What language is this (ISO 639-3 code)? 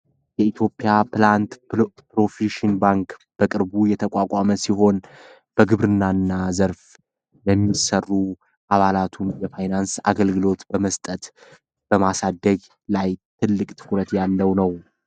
amh